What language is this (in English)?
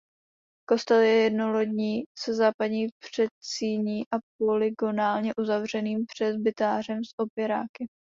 Czech